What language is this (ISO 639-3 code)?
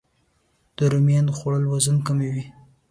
pus